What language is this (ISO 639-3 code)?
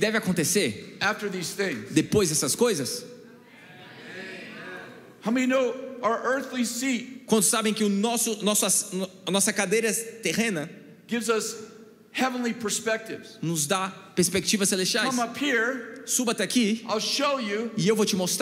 por